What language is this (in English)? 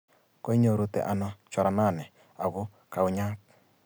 Kalenjin